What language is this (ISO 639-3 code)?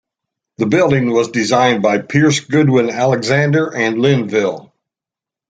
eng